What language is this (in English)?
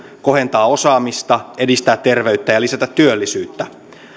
Finnish